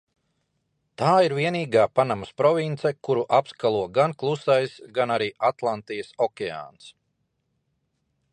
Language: Latvian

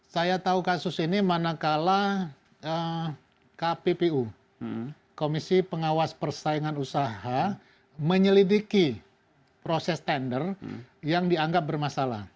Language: Indonesian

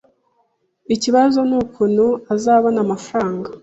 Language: Kinyarwanda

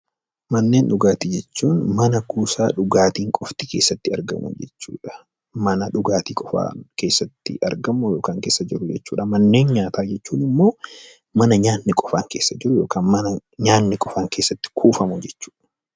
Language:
Oromo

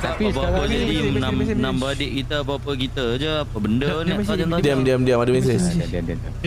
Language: Malay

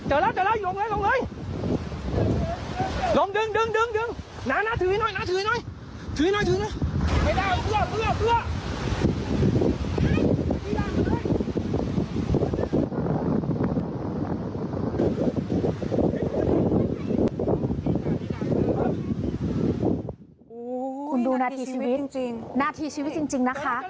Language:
Thai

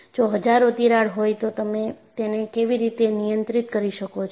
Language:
Gujarati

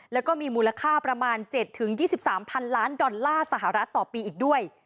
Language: Thai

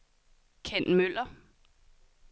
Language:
Danish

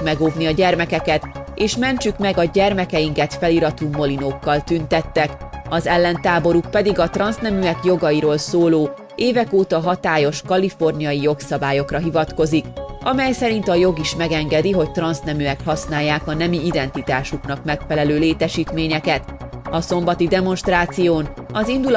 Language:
Hungarian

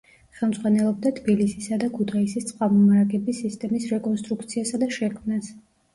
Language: Georgian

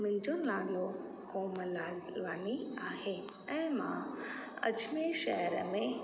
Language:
Sindhi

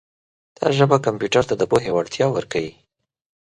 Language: Pashto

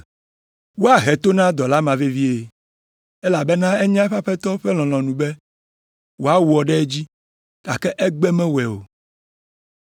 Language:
Ewe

